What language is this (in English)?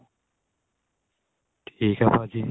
Punjabi